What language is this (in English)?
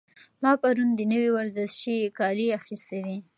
Pashto